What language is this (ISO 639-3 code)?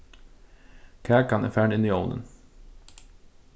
fao